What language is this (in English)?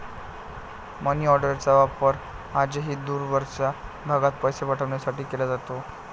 Marathi